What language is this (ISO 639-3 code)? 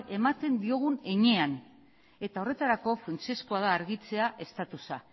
eus